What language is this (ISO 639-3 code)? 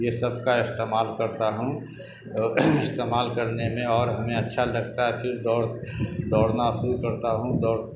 urd